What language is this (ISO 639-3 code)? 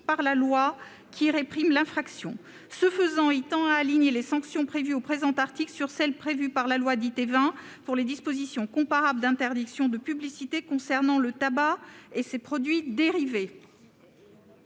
fra